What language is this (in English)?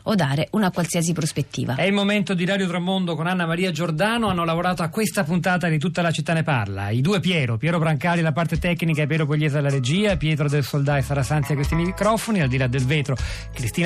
Italian